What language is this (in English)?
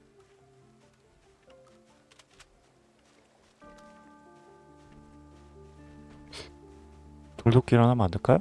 Korean